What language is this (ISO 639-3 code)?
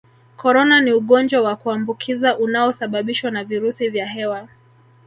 swa